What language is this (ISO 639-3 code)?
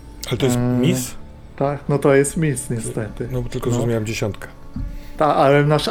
pol